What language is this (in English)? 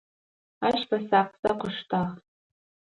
Adyghe